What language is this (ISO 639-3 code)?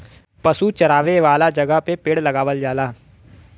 bho